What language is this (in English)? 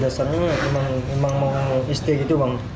Indonesian